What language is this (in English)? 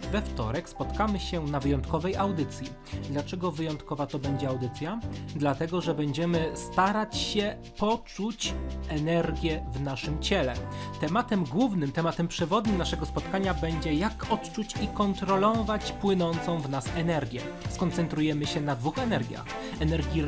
Polish